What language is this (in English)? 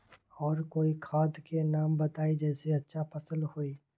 Magahi